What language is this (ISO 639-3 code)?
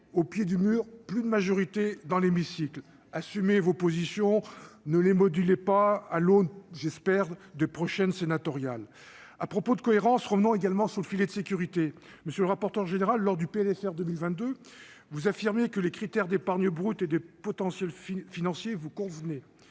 fra